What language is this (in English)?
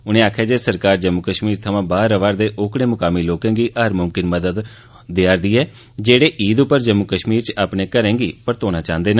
Dogri